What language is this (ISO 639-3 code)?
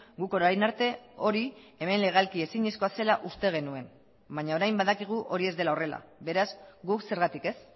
eus